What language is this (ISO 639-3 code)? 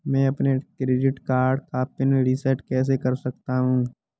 hin